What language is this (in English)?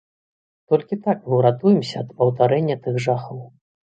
Belarusian